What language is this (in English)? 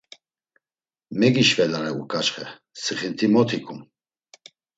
Laz